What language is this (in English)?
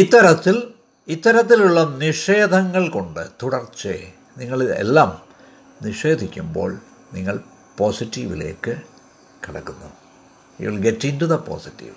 Malayalam